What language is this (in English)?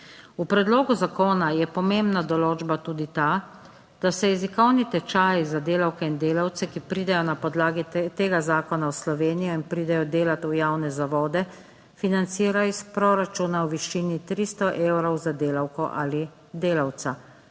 Slovenian